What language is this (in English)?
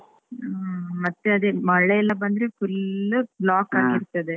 Kannada